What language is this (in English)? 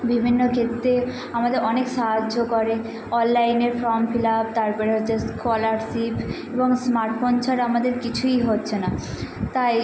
Bangla